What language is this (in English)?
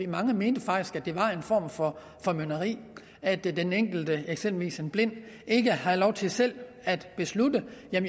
Danish